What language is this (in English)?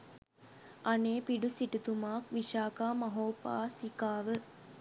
Sinhala